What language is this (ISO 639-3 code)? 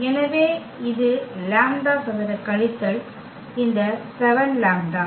tam